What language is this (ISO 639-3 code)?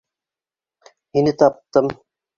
bak